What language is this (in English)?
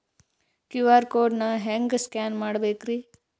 Kannada